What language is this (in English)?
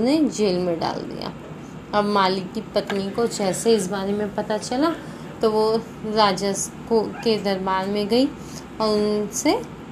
Hindi